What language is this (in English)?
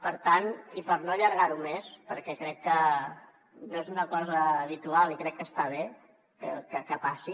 Catalan